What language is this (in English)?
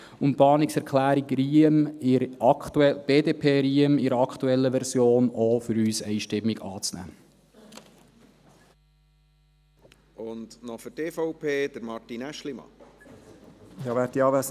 Swiss German